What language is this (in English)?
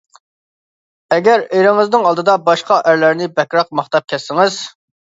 Uyghur